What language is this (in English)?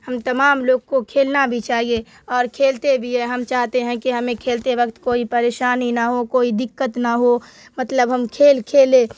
Urdu